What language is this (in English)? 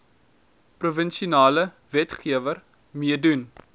Afrikaans